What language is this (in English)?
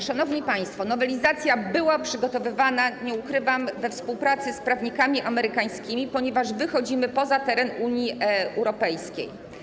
Polish